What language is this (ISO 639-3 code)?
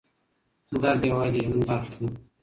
pus